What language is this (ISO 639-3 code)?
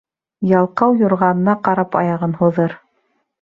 bak